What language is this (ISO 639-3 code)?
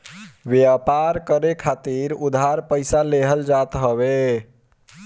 bho